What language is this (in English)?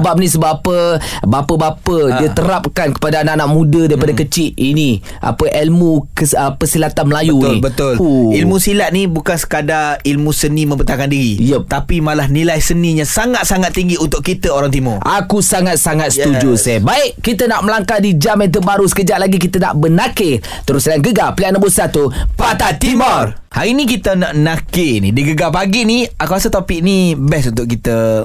Malay